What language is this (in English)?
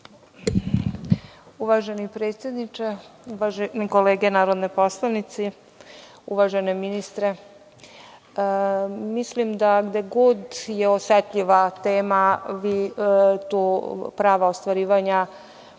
Serbian